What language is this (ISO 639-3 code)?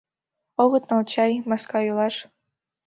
chm